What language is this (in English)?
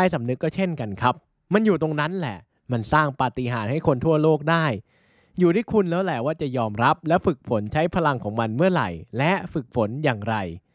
Thai